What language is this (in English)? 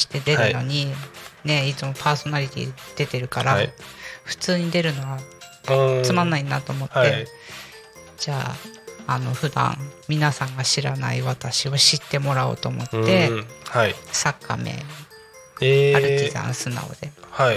Japanese